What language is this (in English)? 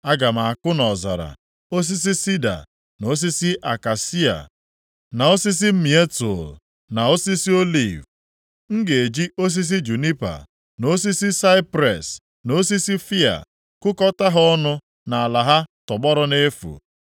Igbo